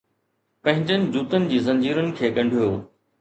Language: Sindhi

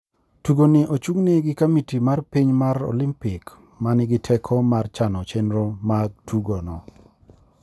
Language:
Luo (Kenya and Tanzania)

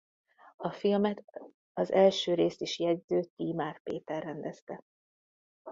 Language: Hungarian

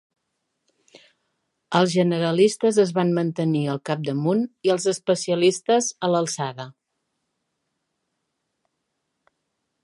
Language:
Catalan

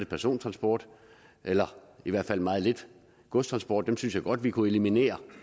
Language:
Danish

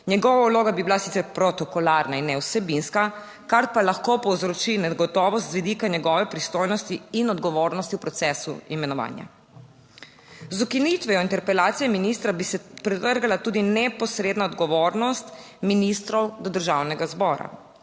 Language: Slovenian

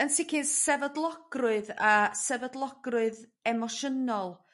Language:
Welsh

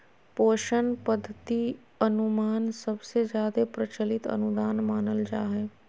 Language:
Magahi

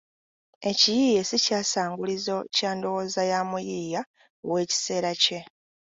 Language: Ganda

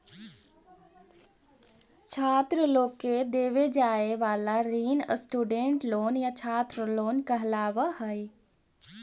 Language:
Magahi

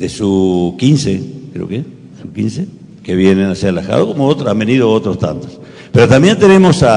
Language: Spanish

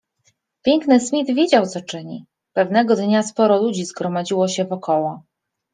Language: Polish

